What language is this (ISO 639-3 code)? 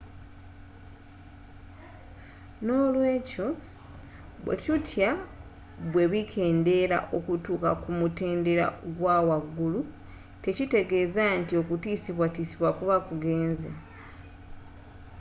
lug